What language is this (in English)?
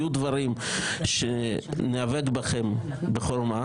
Hebrew